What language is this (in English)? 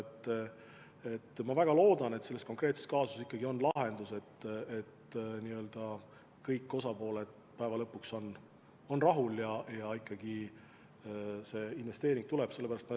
Estonian